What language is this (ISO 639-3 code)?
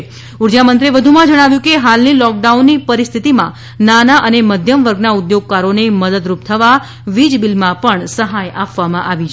guj